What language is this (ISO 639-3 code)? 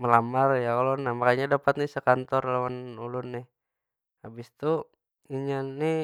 bjn